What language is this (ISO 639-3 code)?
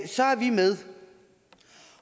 dan